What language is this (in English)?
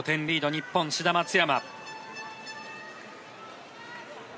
Japanese